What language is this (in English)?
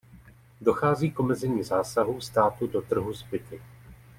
Czech